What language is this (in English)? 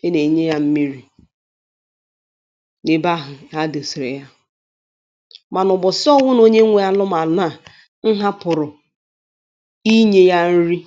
Igbo